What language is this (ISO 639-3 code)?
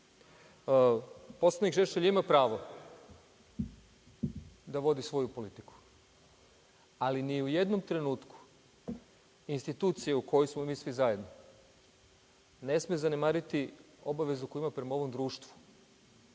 srp